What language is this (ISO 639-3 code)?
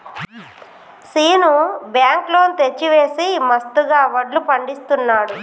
tel